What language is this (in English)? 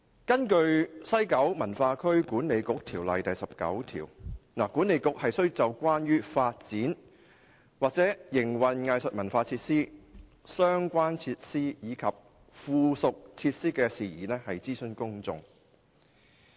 Cantonese